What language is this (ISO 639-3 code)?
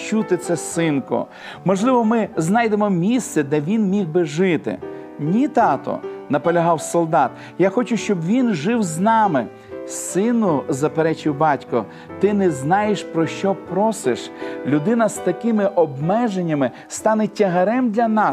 ukr